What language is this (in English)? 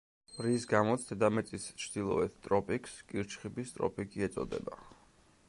Georgian